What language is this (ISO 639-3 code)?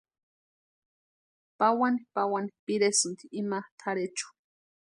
pua